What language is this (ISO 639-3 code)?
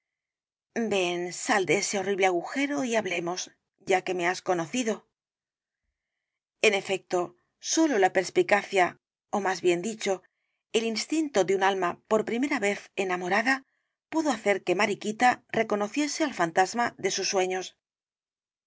spa